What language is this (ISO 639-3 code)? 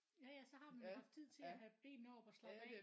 dan